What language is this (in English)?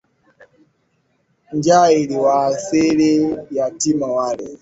Swahili